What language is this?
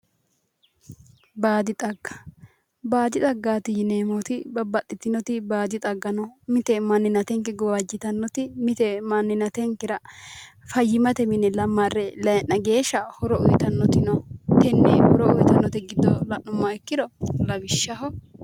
Sidamo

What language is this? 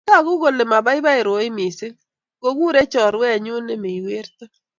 Kalenjin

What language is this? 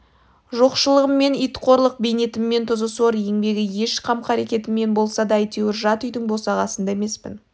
Kazakh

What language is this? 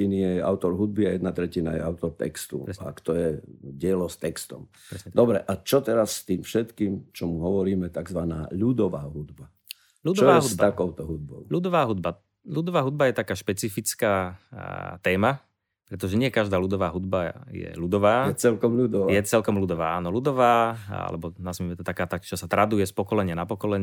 Slovak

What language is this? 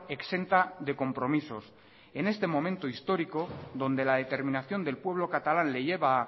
Spanish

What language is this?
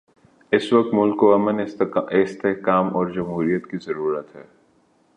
Urdu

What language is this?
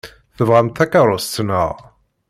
Kabyle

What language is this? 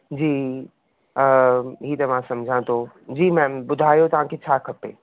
Sindhi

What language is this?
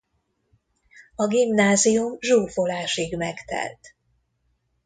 Hungarian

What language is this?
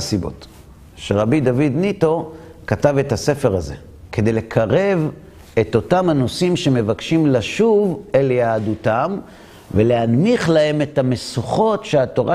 Hebrew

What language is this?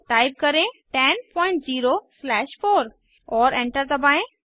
Hindi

